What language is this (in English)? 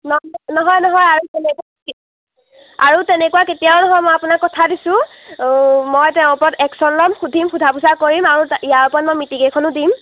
Assamese